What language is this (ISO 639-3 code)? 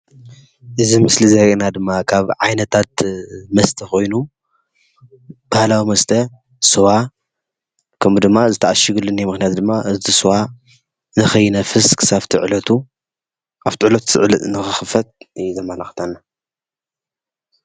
tir